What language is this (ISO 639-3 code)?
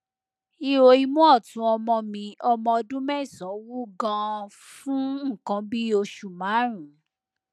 yor